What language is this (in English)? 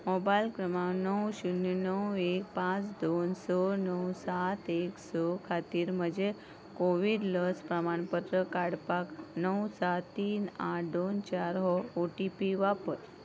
Konkani